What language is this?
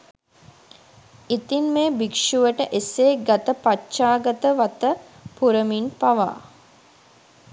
Sinhala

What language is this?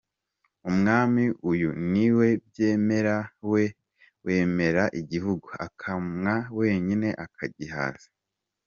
Kinyarwanda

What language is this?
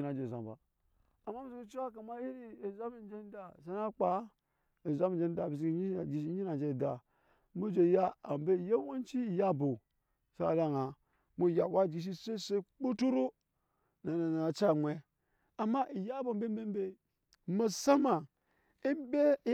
Nyankpa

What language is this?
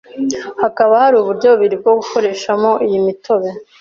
Kinyarwanda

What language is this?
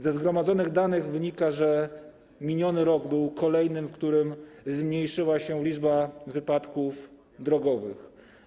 Polish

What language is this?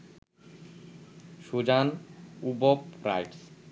Bangla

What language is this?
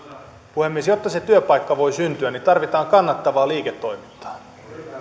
Finnish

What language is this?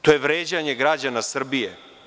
Serbian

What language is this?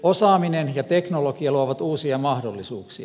Finnish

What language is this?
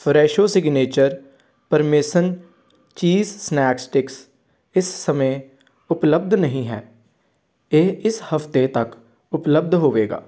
Punjabi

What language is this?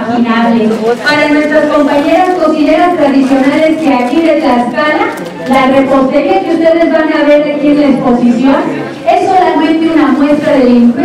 Spanish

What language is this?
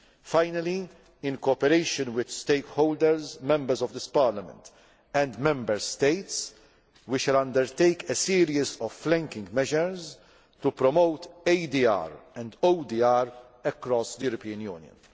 English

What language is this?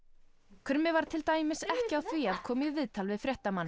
Icelandic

